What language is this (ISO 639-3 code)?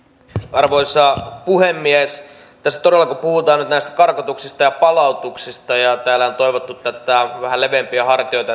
fin